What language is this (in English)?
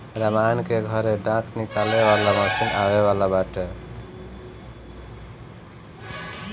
Bhojpuri